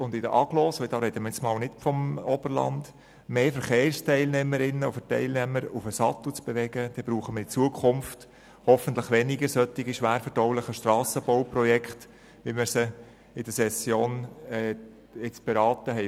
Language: Swiss German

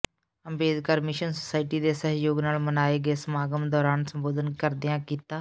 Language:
Punjabi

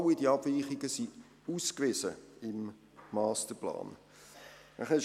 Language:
Swiss German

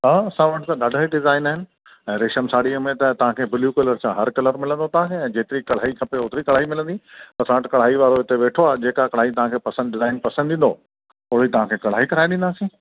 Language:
Sindhi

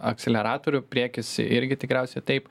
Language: Lithuanian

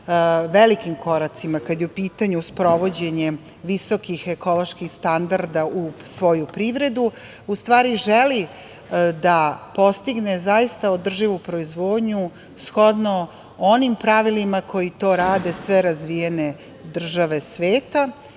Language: Serbian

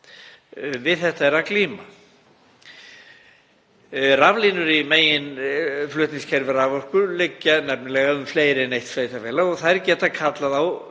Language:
Icelandic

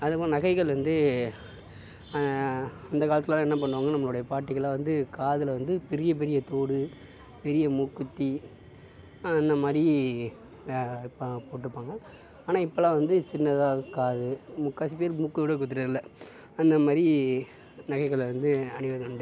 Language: Tamil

